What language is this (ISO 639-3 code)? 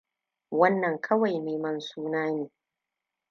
hau